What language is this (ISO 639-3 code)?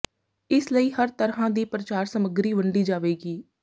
pan